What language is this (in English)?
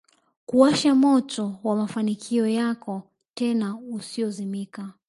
Swahili